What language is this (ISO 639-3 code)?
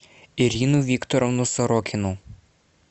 rus